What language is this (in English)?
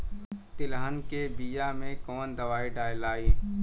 Bhojpuri